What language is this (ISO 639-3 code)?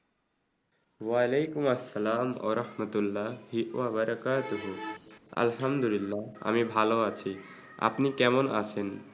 ben